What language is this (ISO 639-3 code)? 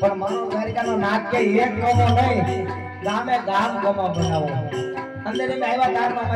guj